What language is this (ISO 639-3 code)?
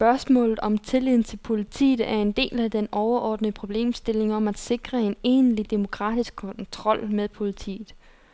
dan